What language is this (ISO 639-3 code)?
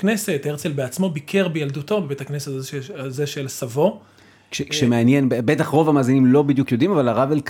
heb